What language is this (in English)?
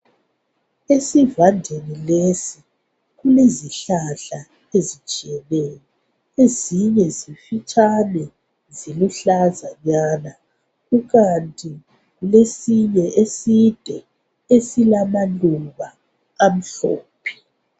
North Ndebele